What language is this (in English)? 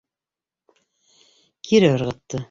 Bashkir